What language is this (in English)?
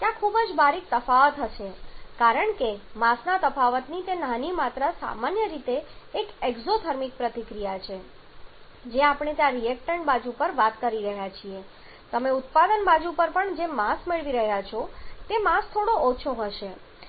Gujarati